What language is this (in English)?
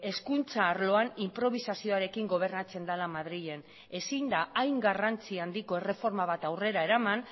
Basque